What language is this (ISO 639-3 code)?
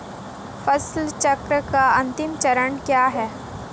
hin